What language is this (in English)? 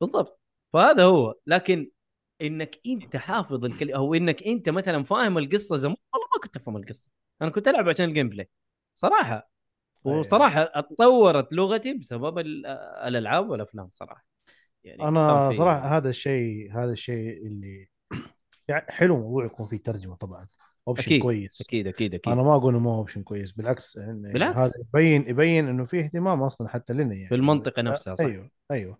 Arabic